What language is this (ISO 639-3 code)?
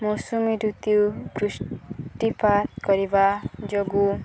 ori